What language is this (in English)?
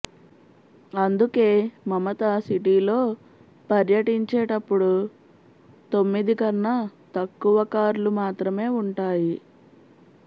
Telugu